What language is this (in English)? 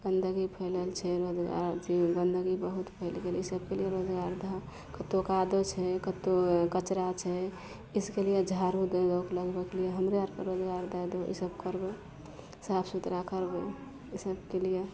Maithili